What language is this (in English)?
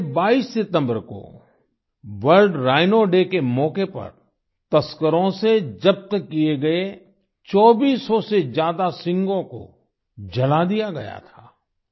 Hindi